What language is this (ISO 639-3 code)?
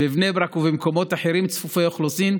heb